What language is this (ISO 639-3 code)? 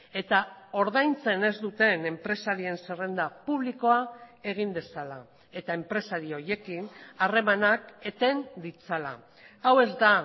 eus